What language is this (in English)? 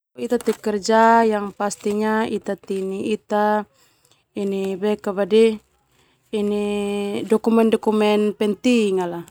Termanu